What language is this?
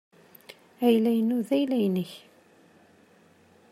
Kabyle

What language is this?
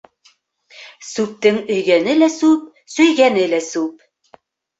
Bashkir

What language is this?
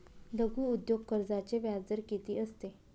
Marathi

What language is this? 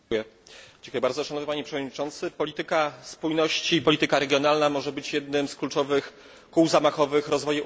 Polish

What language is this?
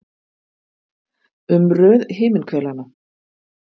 Icelandic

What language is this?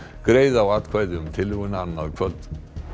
Icelandic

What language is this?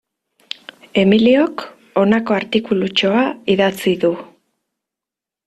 Basque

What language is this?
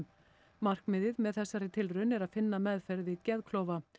Icelandic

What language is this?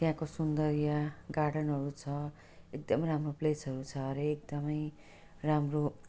Nepali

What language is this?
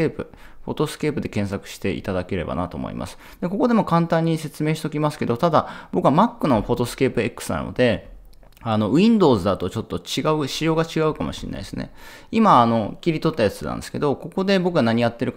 Japanese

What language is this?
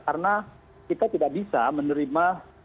Indonesian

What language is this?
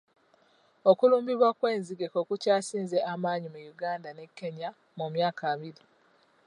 Ganda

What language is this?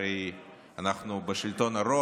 Hebrew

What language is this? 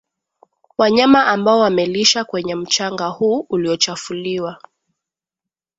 Swahili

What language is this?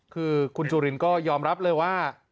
Thai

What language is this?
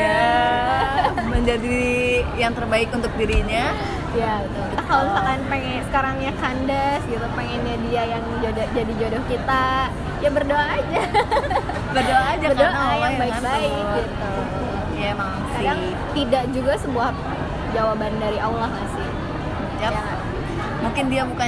Indonesian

